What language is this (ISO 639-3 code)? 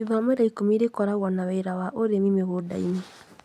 kik